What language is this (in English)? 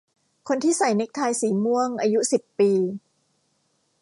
Thai